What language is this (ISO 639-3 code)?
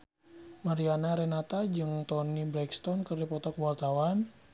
sun